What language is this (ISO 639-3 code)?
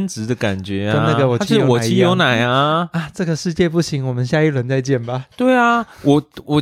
zho